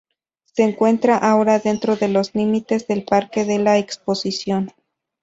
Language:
Spanish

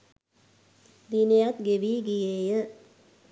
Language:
Sinhala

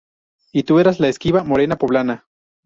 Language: Spanish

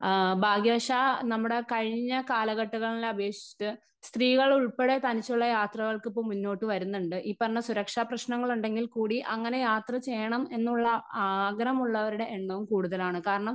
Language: Malayalam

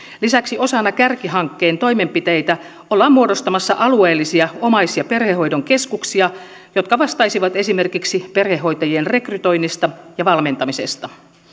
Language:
Finnish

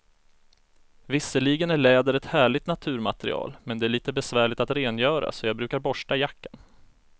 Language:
Swedish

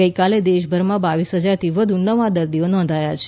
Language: Gujarati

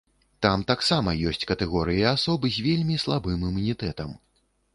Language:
Belarusian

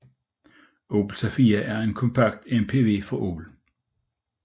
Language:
Danish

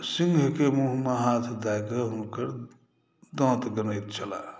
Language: Maithili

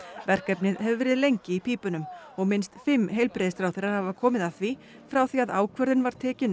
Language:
Icelandic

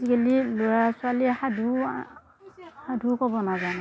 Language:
Assamese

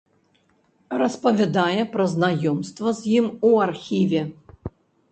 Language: Belarusian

